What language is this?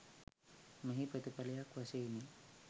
Sinhala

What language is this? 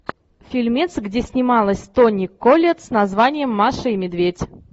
Russian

